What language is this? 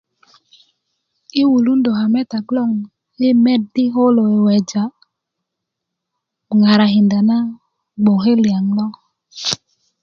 Kuku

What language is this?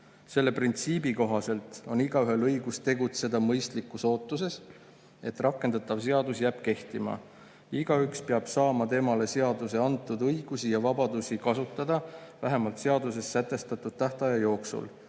Estonian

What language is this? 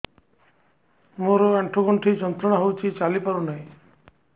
Odia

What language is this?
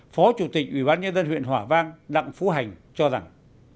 Vietnamese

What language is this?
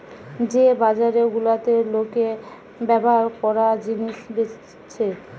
Bangla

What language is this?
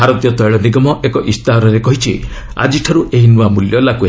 Odia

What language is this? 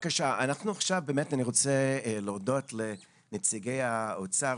Hebrew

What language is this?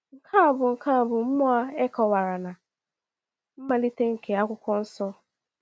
Igbo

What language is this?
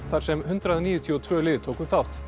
Icelandic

